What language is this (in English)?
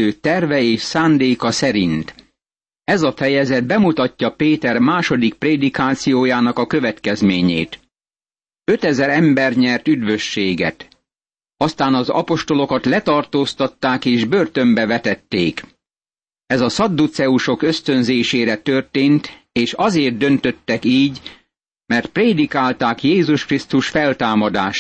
Hungarian